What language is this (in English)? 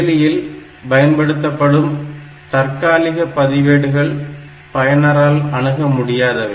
Tamil